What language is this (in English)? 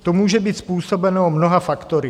Czech